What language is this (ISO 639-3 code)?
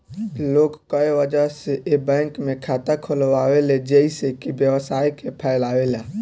bho